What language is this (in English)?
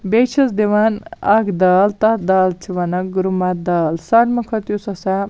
Kashmiri